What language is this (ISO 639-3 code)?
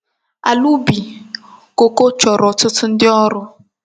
ibo